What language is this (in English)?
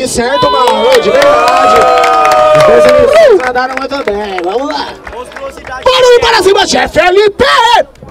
Portuguese